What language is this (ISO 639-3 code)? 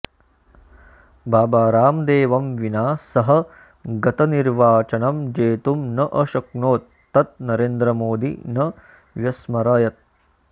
san